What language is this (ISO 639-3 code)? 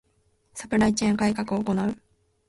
jpn